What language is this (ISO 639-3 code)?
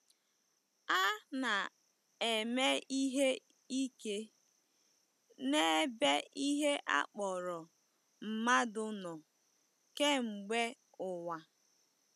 ibo